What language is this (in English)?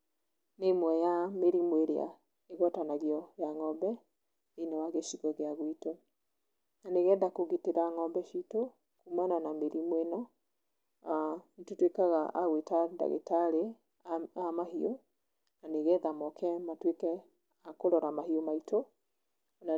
Kikuyu